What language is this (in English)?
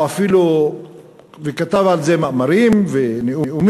Hebrew